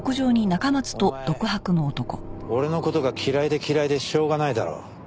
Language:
Japanese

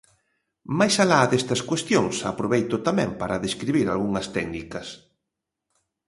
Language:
Galician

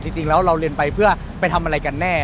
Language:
Thai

